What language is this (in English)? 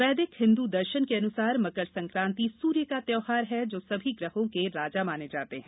Hindi